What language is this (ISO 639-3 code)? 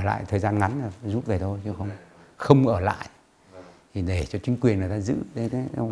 vie